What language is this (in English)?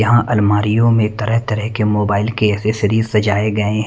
Hindi